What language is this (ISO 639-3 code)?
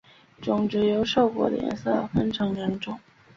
zho